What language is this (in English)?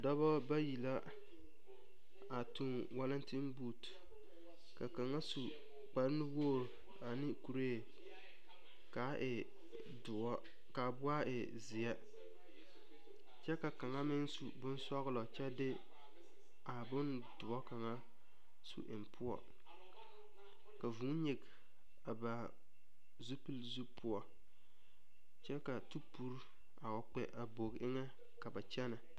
Southern Dagaare